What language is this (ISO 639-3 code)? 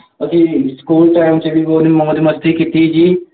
pan